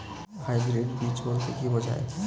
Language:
Bangla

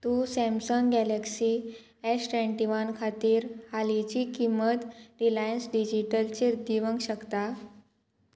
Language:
Konkani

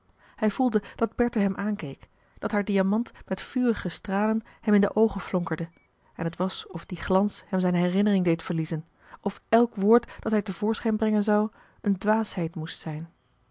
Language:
Dutch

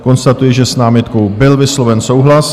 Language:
Czech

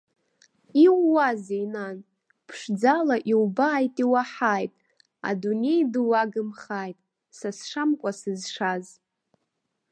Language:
Abkhazian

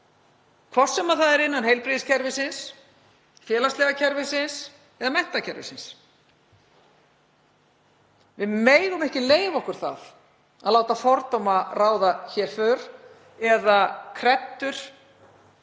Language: Icelandic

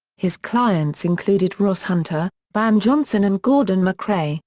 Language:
English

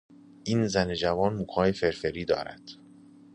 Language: Persian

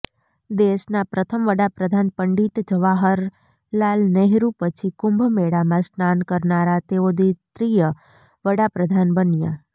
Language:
Gujarati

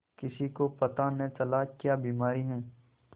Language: Hindi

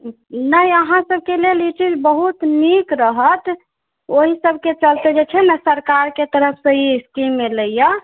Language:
Maithili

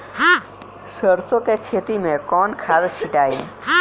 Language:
Bhojpuri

